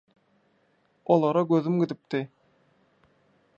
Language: Turkmen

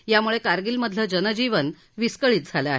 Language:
Marathi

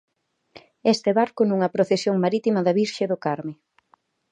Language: Galician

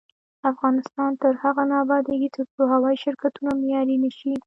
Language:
Pashto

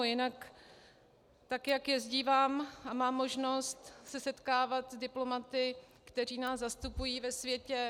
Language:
Czech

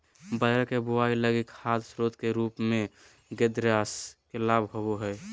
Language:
Magahi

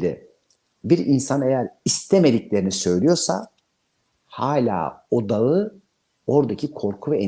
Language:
Turkish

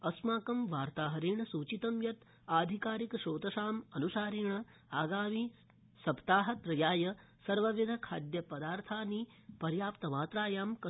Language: Sanskrit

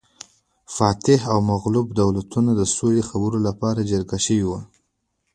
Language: Pashto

